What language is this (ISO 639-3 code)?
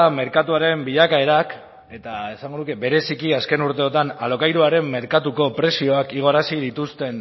eus